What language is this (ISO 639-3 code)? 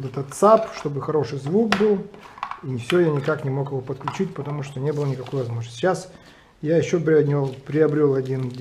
rus